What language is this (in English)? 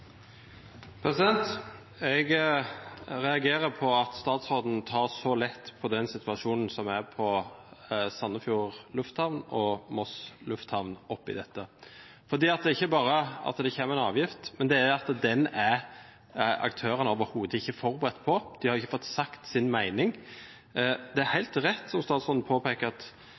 Norwegian Bokmål